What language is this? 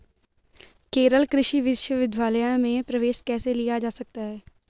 Hindi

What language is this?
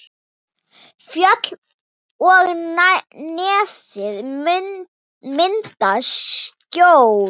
Icelandic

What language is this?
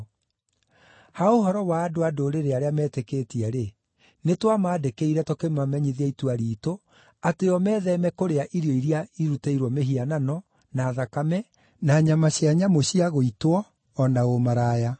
Kikuyu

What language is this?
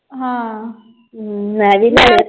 Punjabi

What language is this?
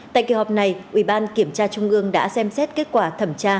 Vietnamese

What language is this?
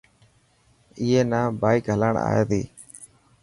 Dhatki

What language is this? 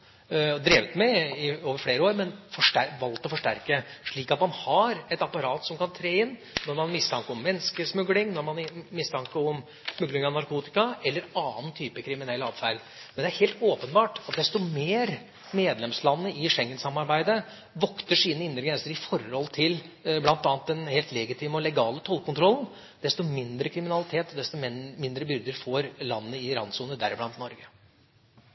Norwegian Bokmål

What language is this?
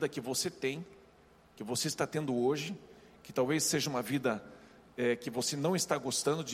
Portuguese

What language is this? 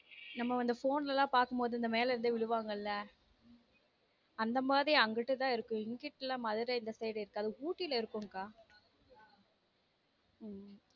Tamil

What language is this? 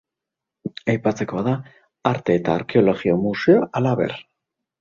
Basque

